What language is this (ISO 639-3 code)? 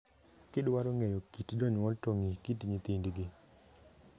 luo